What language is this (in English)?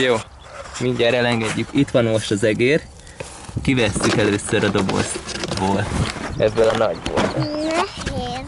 Hungarian